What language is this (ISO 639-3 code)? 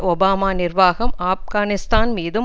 tam